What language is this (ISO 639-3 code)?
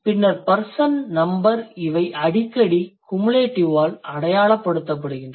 tam